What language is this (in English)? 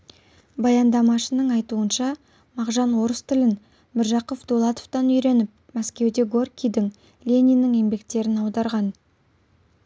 Kazakh